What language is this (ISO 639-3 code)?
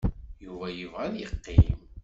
kab